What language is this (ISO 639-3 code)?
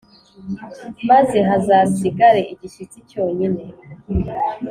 kin